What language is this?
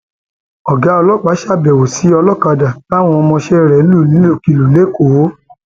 Yoruba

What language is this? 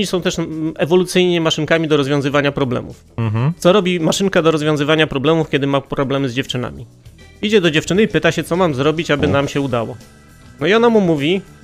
Polish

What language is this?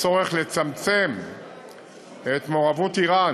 Hebrew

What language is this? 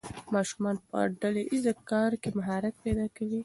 Pashto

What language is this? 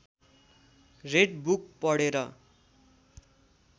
Nepali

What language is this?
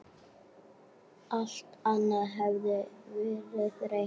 Icelandic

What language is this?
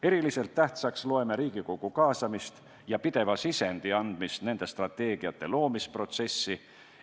Estonian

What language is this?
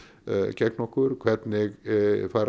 Icelandic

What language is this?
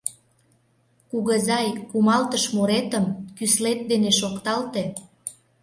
Mari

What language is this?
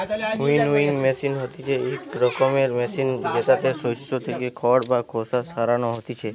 Bangla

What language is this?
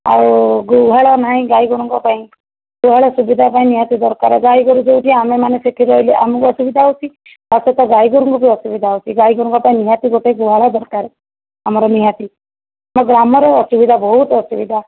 Odia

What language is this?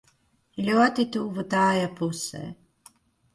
Latvian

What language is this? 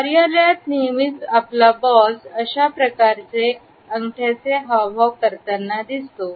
Marathi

